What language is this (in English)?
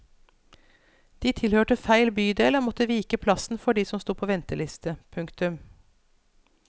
Norwegian